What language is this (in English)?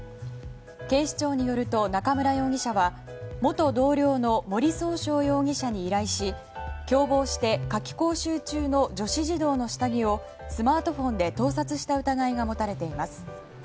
Japanese